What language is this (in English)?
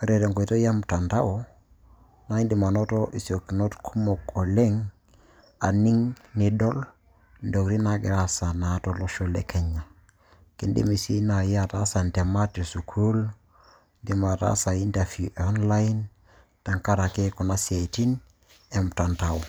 Masai